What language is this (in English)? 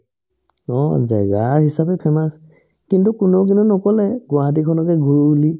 Assamese